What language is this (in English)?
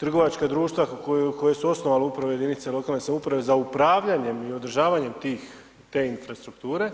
Croatian